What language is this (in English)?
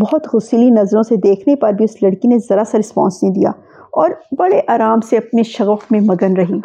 Urdu